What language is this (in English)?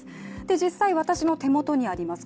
Japanese